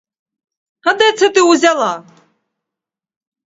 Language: Ukrainian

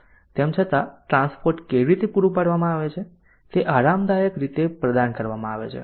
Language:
Gujarati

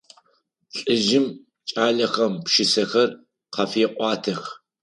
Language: Adyghe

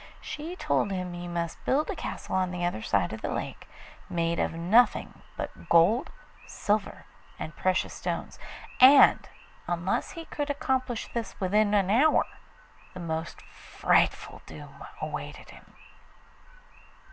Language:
English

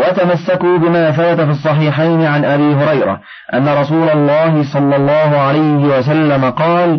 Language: Arabic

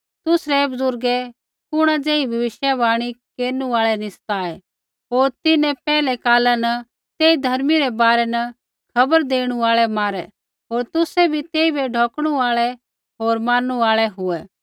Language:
Kullu Pahari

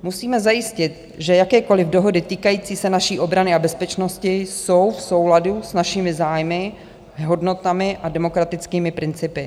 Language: Czech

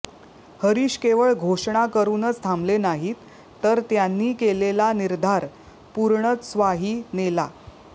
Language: Marathi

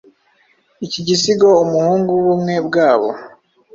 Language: Kinyarwanda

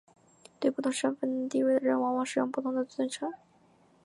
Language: Chinese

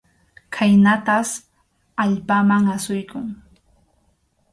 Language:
Arequipa-La Unión Quechua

